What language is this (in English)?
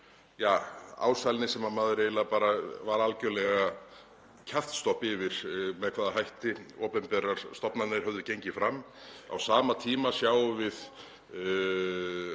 Icelandic